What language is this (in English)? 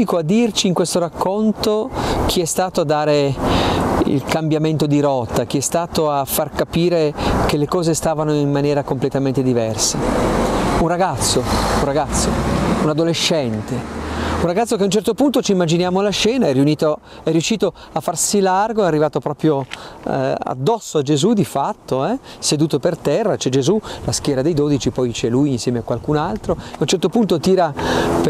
Italian